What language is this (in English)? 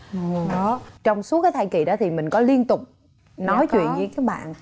Vietnamese